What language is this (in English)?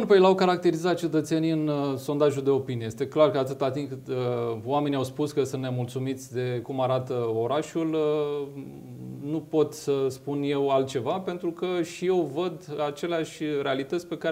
Romanian